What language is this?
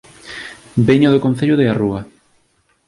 Galician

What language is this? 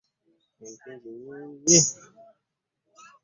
Ganda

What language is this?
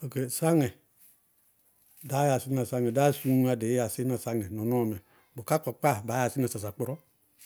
Bago-Kusuntu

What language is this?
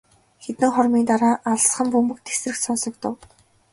Mongolian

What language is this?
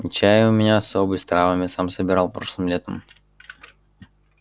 Russian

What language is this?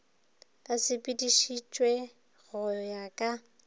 Northern Sotho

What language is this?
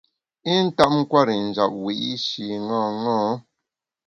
Bamun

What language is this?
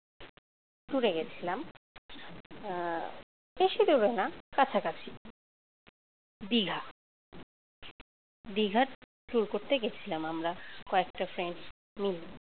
Bangla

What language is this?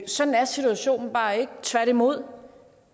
Danish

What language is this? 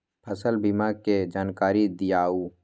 Magahi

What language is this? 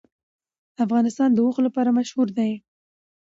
Pashto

